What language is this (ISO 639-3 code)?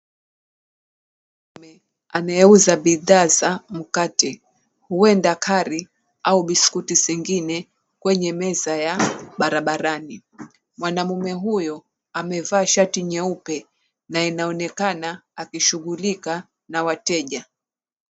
swa